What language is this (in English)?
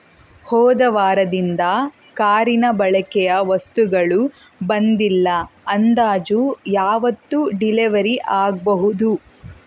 Kannada